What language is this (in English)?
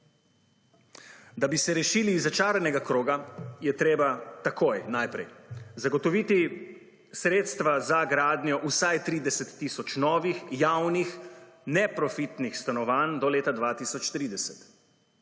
Slovenian